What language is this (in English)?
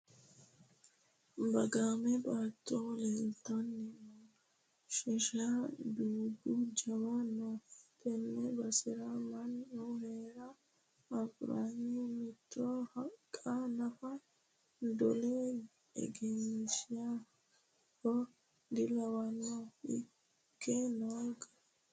Sidamo